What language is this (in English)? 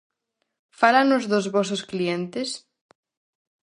Galician